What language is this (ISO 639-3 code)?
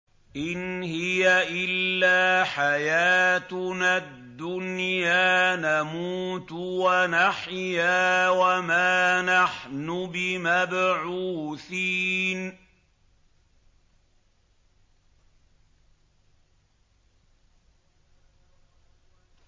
ara